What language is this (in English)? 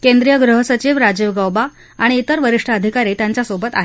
Marathi